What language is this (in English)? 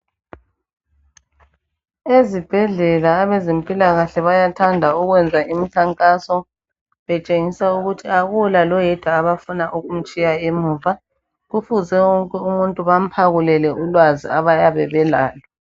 North Ndebele